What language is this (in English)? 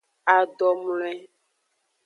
Aja (Benin)